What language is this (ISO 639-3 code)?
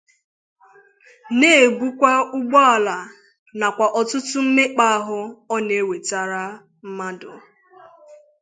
ibo